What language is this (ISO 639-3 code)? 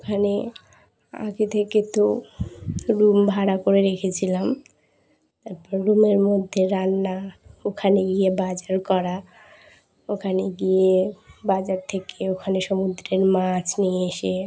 ben